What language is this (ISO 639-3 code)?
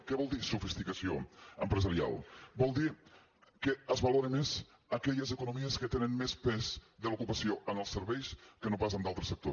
cat